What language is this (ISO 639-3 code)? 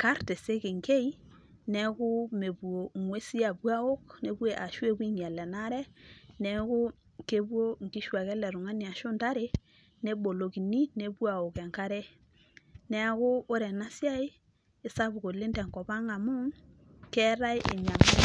mas